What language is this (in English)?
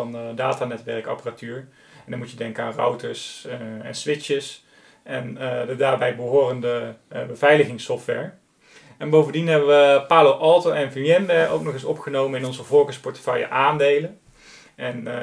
Dutch